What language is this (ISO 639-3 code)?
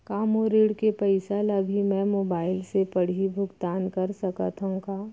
hne